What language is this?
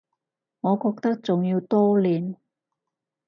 Cantonese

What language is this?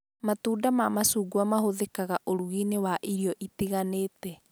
Kikuyu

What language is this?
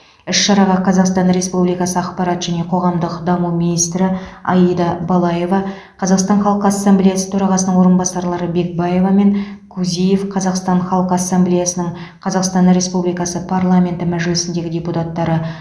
Kazakh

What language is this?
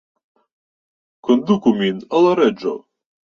Esperanto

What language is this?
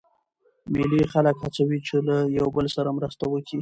Pashto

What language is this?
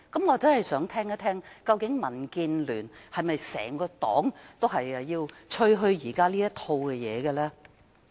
Cantonese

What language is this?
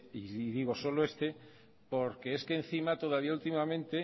Spanish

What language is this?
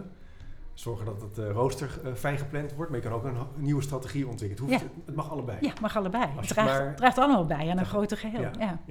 Dutch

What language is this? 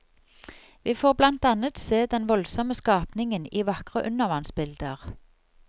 Norwegian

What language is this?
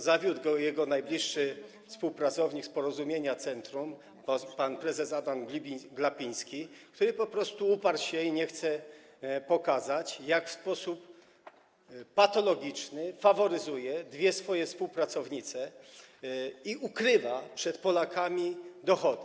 Polish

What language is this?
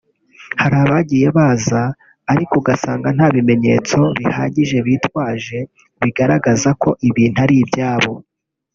Kinyarwanda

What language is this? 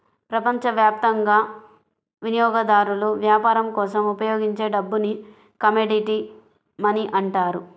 Telugu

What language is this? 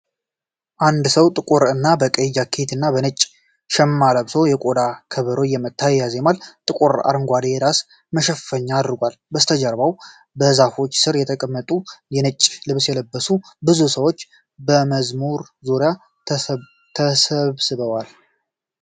Amharic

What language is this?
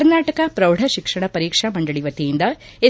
Kannada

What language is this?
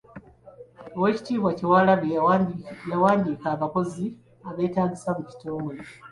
Ganda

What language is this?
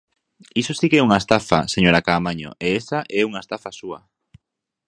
Galician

